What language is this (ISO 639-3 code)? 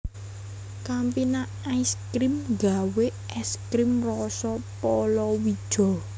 jav